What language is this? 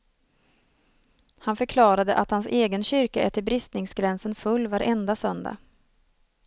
Swedish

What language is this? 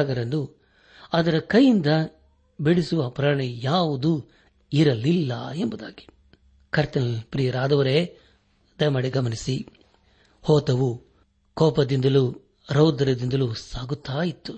Kannada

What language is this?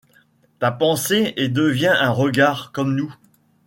French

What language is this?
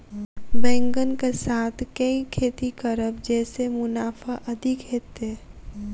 Maithili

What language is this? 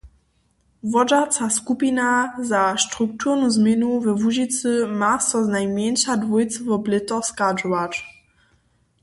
Upper Sorbian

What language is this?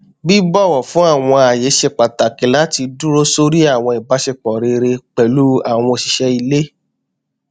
Yoruba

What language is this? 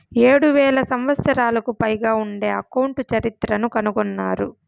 Telugu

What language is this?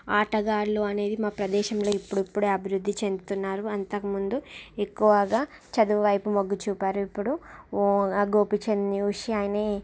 Telugu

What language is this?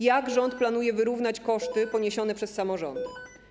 Polish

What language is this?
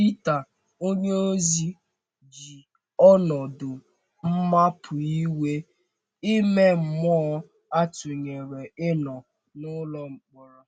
Igbo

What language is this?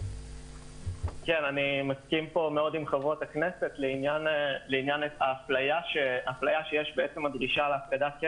Hebrew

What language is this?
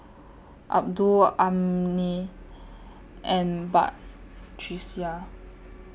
English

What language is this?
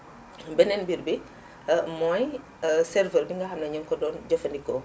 Wolof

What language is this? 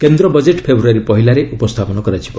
Odia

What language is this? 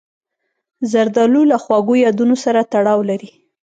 Pashto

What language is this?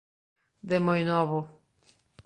Galician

